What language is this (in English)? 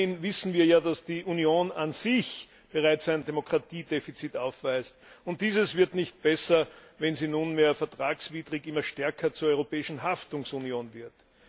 German